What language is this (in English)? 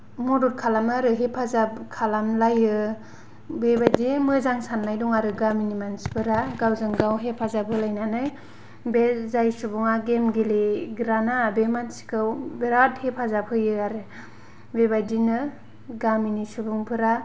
Bodo